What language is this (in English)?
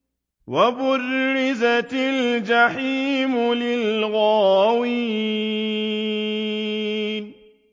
Arabic